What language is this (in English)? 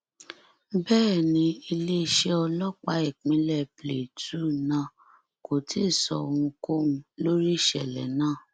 Yoruba